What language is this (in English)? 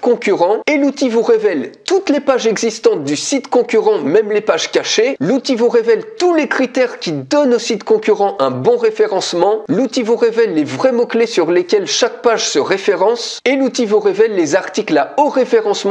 French